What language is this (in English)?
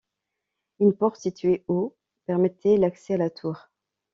French